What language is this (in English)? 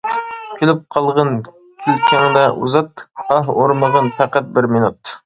Uyghur